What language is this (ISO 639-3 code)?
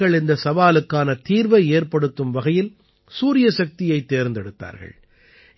tam